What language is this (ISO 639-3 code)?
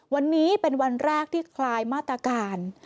tha